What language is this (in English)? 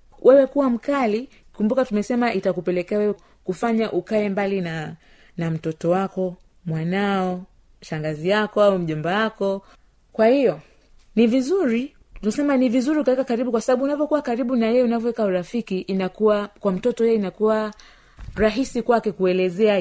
Swahili